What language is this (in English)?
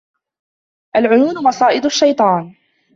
Arabic